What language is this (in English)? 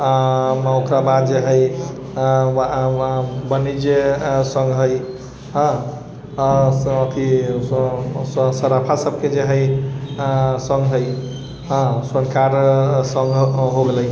Maithili